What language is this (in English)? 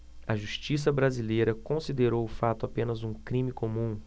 Portuguese